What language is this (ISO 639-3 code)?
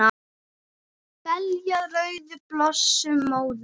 isl